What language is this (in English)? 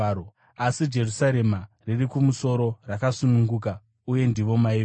Shona